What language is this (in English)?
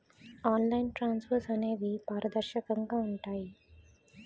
Telugu